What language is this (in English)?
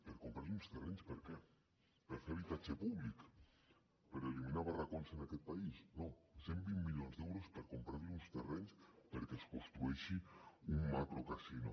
Catalan